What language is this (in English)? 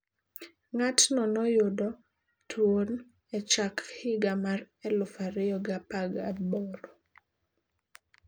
Luo (Kenya and Tanzania)